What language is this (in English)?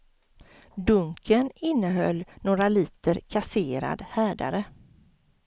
Swedish